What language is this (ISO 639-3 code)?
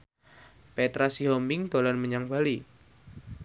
jav